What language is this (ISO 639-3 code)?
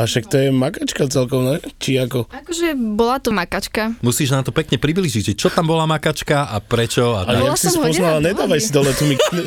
slk